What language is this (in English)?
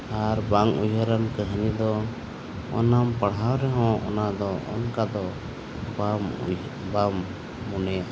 Santali